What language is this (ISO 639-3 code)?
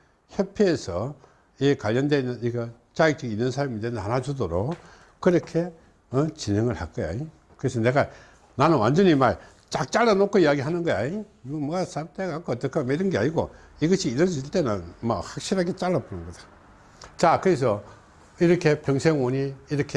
kor